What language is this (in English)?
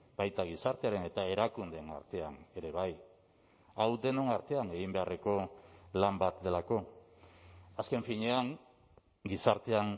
Basque